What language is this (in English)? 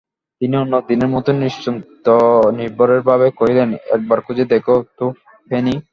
Bangla